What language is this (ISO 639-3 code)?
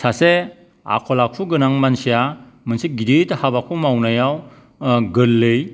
brx